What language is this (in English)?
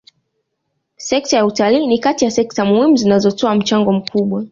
Swahili